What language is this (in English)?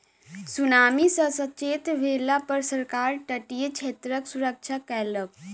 Maithili